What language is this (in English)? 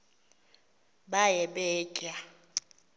Xhosa